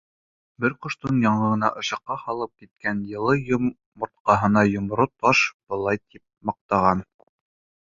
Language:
Bashkir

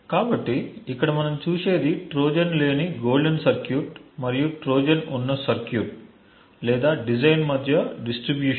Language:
Telugu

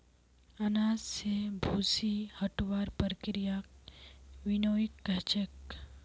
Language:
Magahi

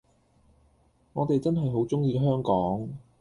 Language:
Cantonese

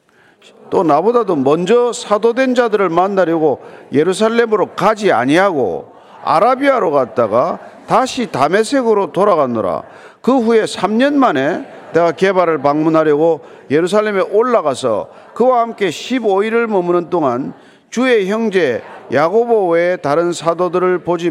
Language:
Korean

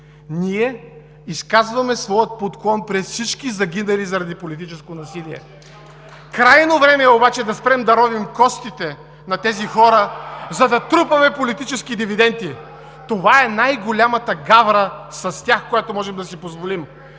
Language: Bulgarian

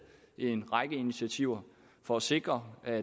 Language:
Danish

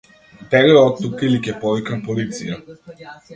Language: Macedonian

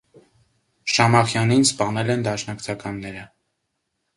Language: Armenian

